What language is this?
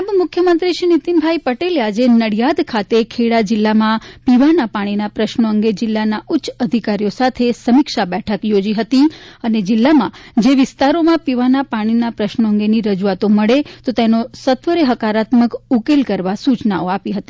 Gujarati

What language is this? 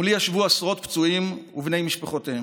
Hebrew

